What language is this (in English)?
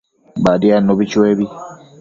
Matsés